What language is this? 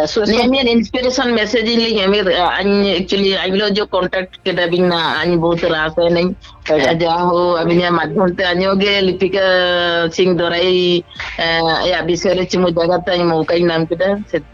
Indonesian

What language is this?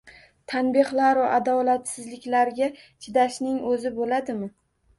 Uzbek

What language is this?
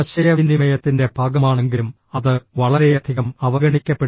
Malayalam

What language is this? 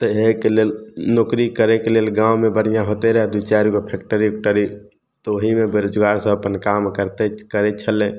Maithili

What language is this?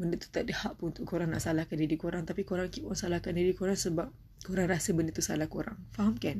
Malay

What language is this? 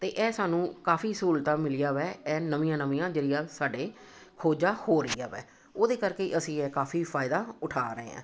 Punjabi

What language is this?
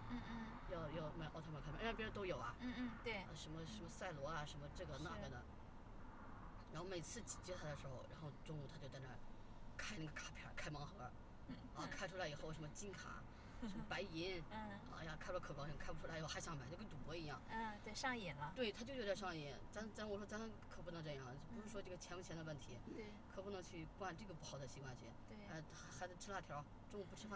Chinese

